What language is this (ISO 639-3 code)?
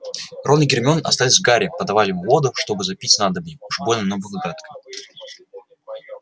rus